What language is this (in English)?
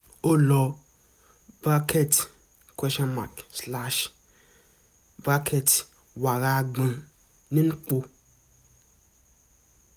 Yoruba